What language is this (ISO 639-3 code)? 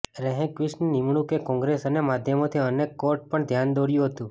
guj